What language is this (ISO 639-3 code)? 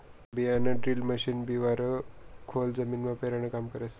mar